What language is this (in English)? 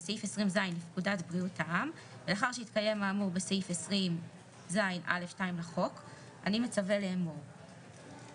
Hebrew